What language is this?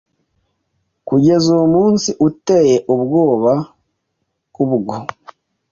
Kinyarwanda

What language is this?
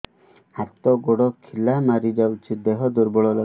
Odia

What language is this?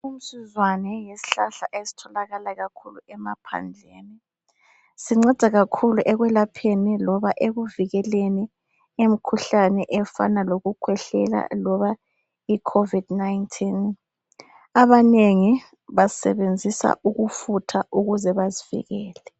North Ndebele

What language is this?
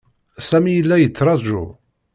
Kabyle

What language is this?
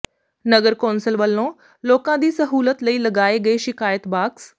Punjabi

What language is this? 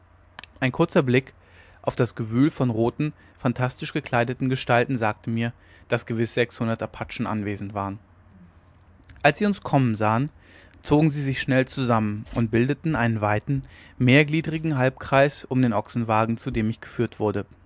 German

